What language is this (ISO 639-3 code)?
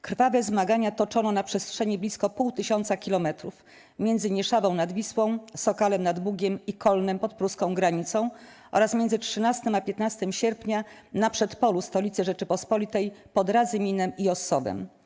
pol